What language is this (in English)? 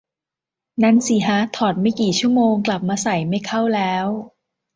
Thai